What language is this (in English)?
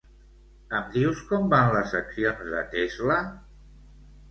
Catalan